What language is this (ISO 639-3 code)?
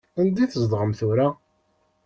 kab